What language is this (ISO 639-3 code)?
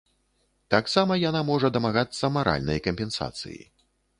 bel